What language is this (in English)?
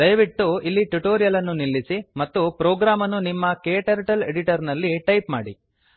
Kannada